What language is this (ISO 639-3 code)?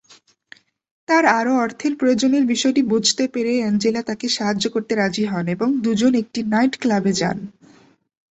ben